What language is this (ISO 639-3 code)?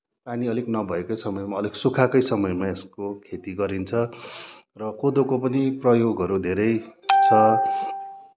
nep